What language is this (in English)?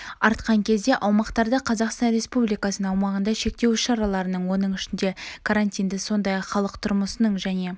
Kazakh